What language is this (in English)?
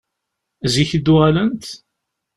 Kabyle